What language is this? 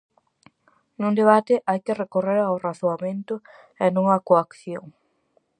Galician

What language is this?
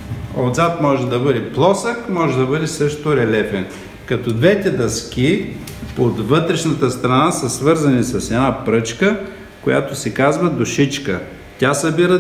Bulgarian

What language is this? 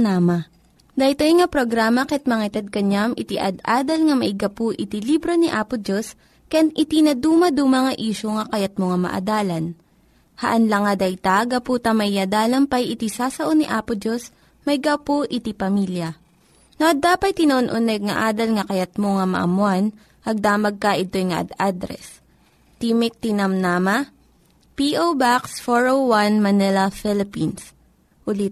Filipino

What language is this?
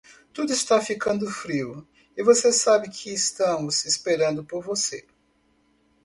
Portuguese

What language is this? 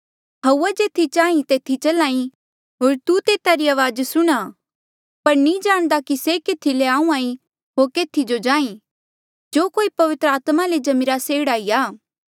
Mandeali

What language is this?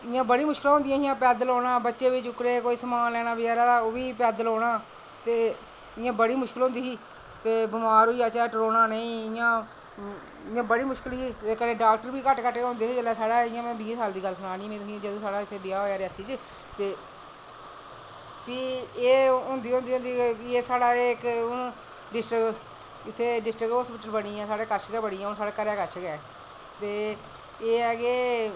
Dogri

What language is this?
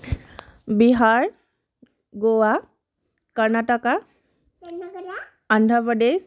Assamese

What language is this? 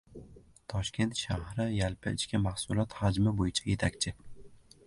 Uzbek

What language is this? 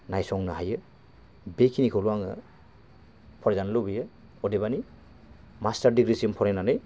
Bodo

